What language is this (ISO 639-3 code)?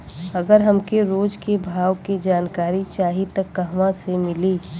bho